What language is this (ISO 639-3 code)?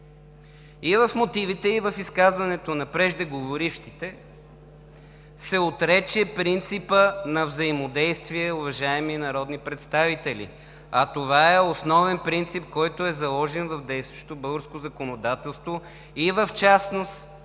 bul